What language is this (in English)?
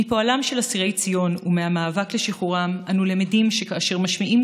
Hebrew